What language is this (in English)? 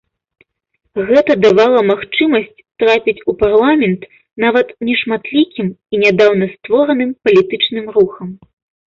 Belarusian